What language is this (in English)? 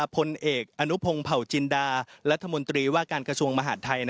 Thai